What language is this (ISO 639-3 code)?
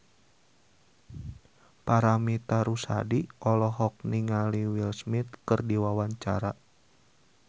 sun